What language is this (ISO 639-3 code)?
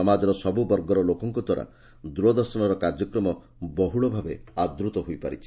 ori